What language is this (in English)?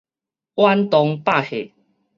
Min Nan Chinese